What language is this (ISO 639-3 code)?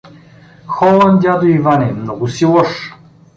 bul